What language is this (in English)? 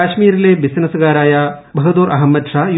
Malayalam